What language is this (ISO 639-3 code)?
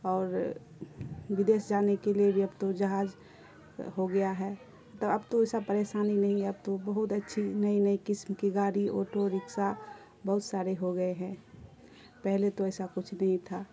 urd